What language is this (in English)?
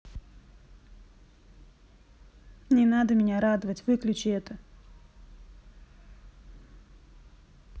Russian